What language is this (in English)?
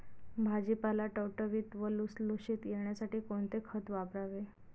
Marathi